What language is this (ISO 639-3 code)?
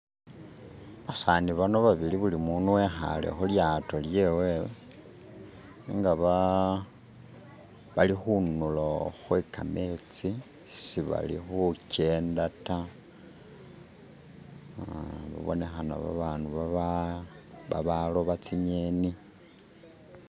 myx